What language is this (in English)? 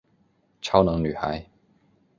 Chinese